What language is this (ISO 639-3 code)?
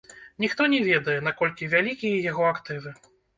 bel